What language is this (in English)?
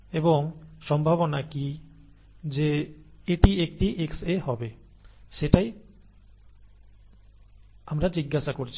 Bangla